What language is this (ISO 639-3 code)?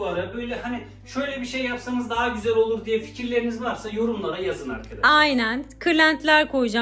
tur